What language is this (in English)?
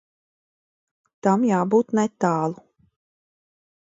Latvian